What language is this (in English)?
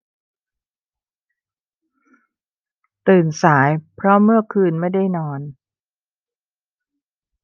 Thai